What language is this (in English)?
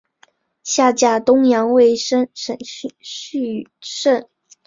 Chinese